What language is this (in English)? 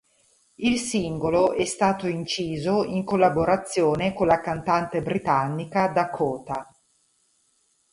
Italian